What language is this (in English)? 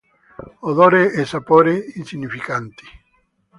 Italian